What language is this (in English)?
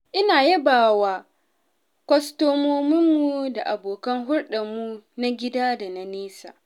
Hausa